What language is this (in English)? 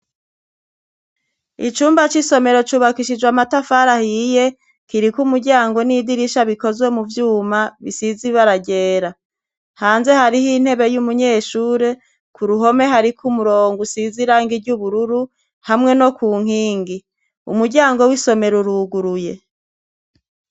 Rundi